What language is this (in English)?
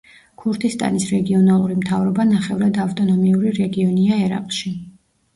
Georgian